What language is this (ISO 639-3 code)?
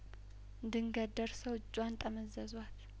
amh